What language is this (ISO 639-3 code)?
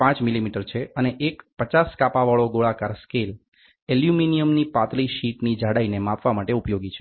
guj